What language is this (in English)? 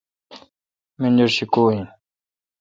Kalkoti